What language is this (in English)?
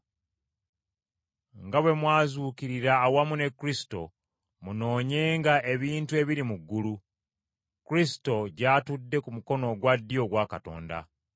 Ganda